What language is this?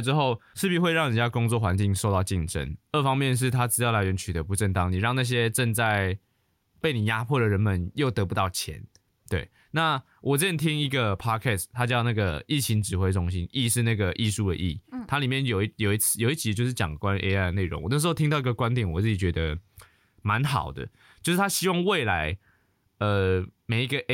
Chinese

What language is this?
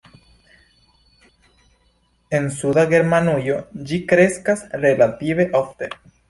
Esperanto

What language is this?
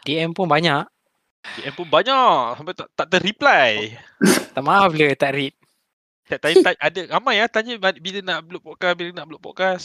Malay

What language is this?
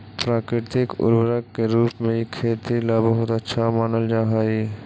Magahi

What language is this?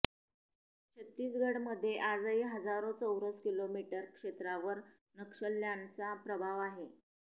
Marathi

